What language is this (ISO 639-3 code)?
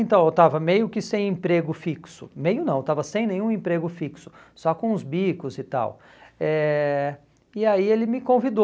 por